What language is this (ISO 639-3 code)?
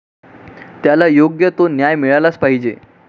mar